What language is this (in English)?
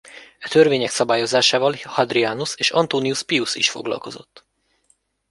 Hungarian